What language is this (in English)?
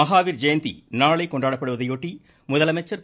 Tamil